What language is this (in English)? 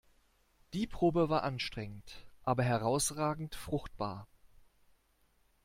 German